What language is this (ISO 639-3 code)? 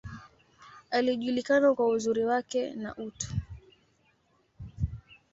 swa